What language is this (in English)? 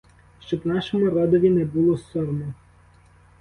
Ukrainian